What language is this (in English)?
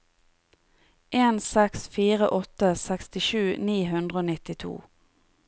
Norwegian